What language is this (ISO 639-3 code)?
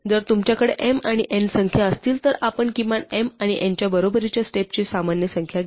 mar